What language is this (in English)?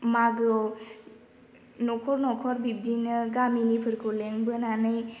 Bodo